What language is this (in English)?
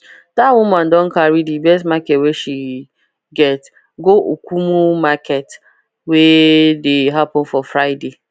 Nigerian Pidgin